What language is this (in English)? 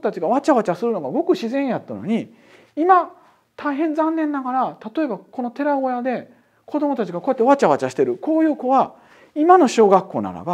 Japanese